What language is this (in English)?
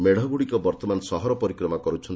Odia